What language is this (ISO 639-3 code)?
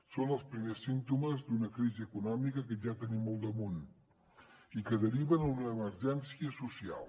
cat